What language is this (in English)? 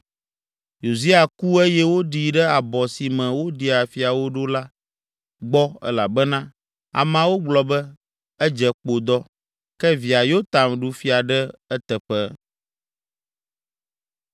Ewe